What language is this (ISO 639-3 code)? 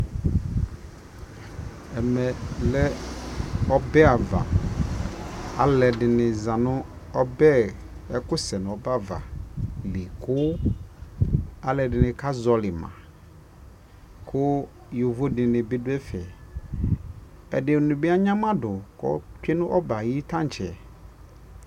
kpo